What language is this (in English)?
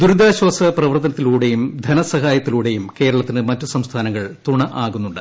Malayalam